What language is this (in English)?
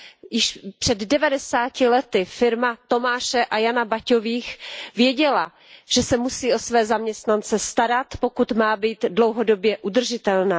Czech